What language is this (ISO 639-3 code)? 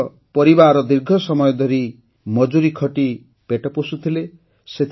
ori